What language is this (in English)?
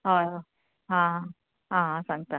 Konkani